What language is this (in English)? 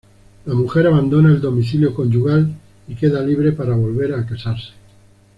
Spanish